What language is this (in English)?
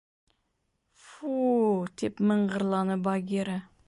Bashkir